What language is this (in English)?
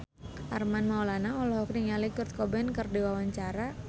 Sundanese